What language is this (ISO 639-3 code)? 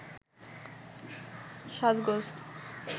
ben